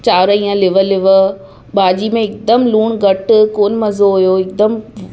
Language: Sindhi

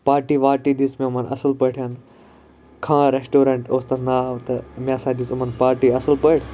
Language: Kashmiri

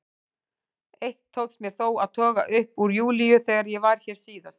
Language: Icelandic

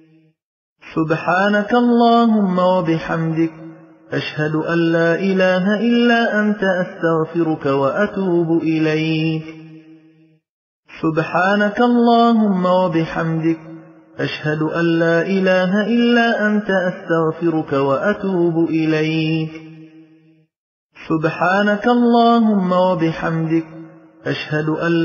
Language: Arabic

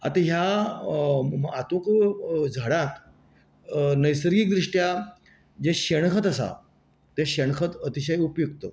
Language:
Konkani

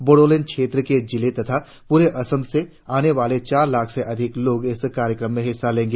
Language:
Hindi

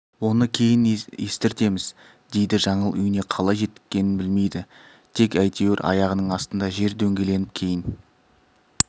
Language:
Kazakh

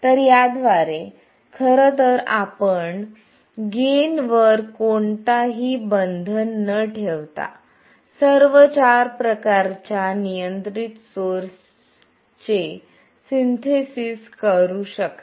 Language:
Marathi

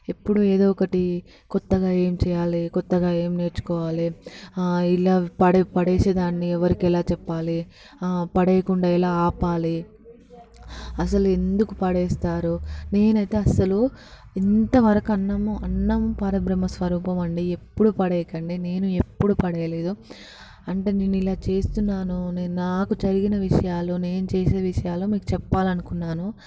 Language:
Telugu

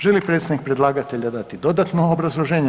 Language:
Croatian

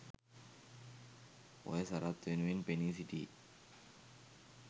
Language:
Sinhala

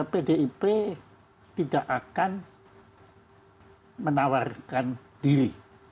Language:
Indonesian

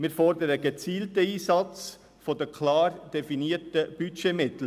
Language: Swiss German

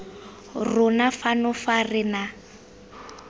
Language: Tswana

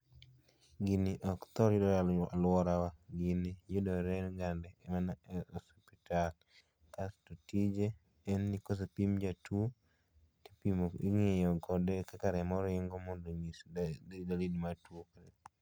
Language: Luo (Kenya and Tanzania)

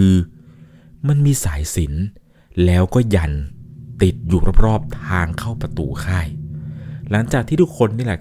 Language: Thai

